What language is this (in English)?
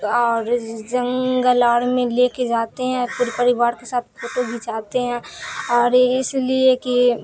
Urdu